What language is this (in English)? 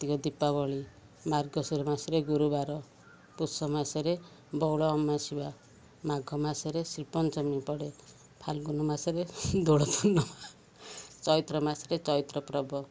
Odia